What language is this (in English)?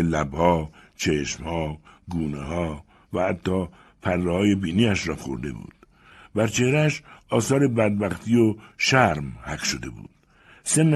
Persian